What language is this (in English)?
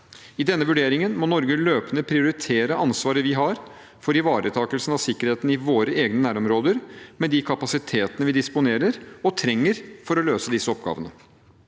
Norwegian